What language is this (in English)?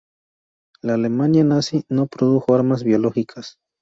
Spanish